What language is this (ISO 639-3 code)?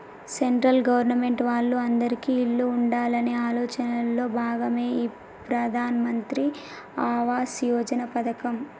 tel